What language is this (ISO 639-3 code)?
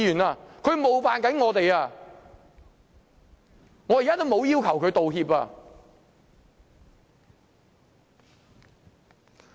yue